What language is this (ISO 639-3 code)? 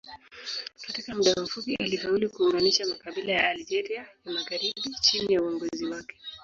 swa